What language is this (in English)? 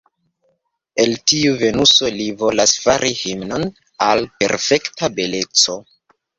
Esperanto